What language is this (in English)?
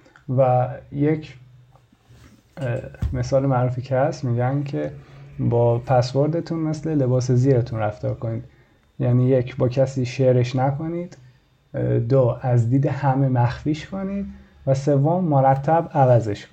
Persian